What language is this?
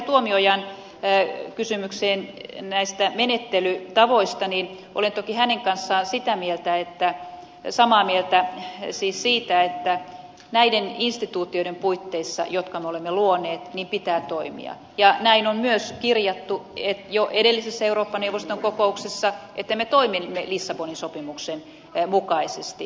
Finnish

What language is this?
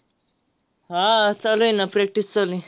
Marathi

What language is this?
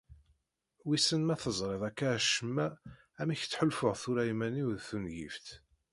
Kabyle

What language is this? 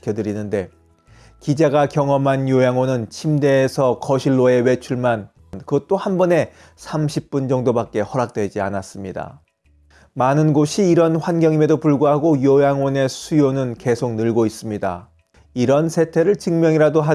Korean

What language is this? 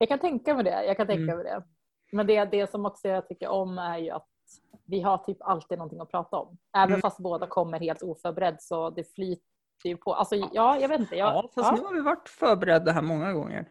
Swedish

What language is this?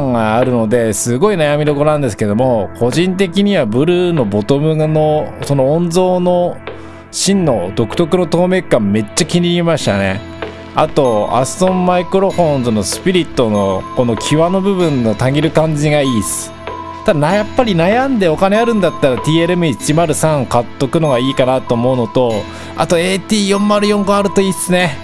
Japanese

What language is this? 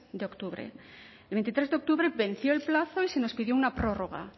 Spanish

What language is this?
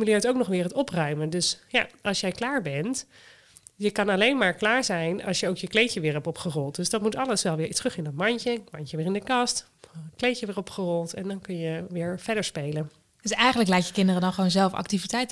Dutch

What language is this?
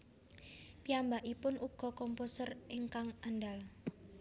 Javanese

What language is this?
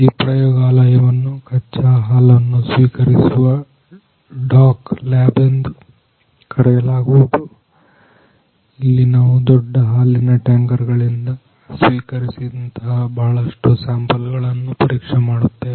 Kannada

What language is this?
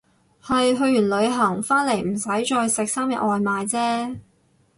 Cantonese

